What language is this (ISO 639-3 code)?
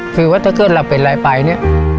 tha